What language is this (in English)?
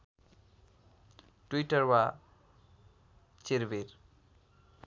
Nepali